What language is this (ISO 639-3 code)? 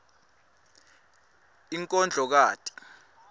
ssw